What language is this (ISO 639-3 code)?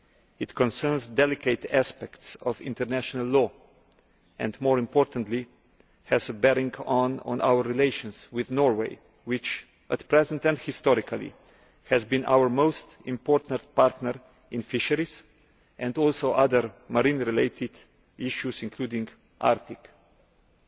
eng